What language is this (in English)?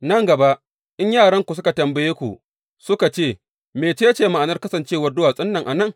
Hausa